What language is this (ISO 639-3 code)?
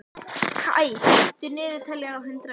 isl